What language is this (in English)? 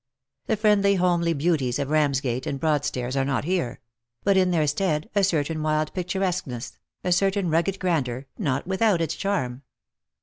English